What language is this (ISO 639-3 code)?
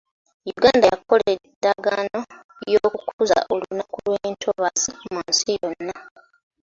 lug